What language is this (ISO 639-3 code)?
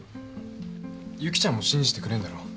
jpn